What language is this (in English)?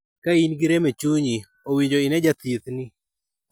Luo (Kenya and Tanzania)